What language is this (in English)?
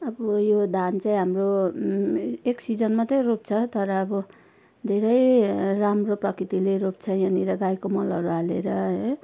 Nepali